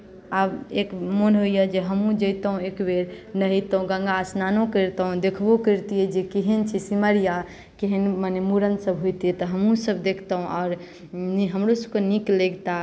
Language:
Maithili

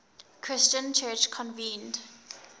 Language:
English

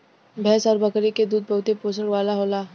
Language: Bhojpuri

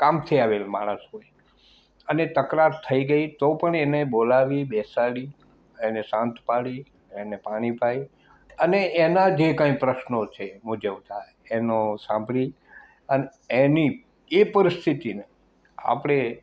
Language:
Gujarati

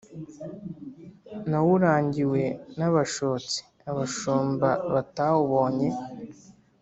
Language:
Kinyarwanda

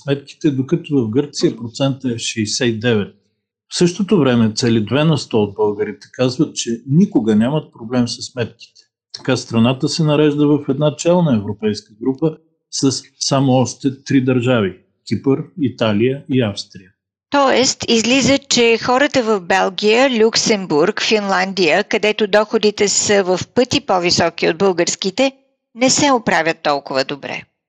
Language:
Bulgarian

